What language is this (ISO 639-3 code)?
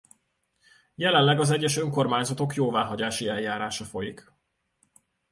hun